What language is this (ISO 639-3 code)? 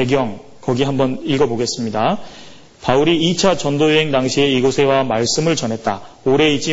kor